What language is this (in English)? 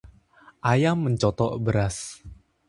Indonesian